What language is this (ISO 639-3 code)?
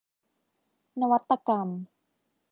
tha